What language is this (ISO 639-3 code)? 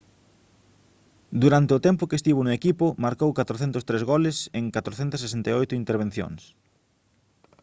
glg